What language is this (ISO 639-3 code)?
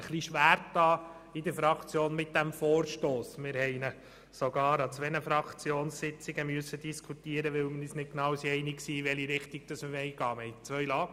gsw